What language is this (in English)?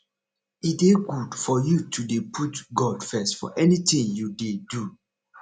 Nigerian Pidgin